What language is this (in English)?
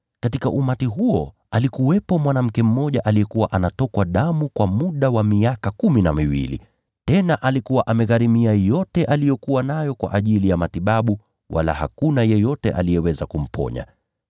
Swahili